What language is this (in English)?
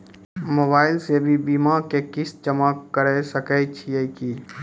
Maithili